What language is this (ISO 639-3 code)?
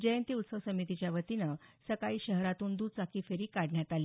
mar